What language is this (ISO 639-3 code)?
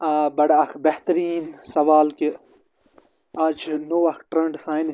kas